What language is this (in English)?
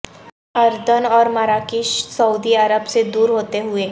Urdu